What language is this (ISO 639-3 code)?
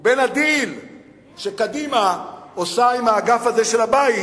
heb